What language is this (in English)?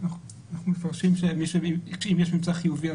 Hebrew